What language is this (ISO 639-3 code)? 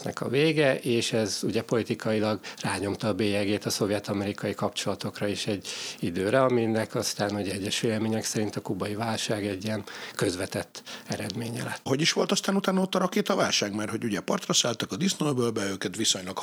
hun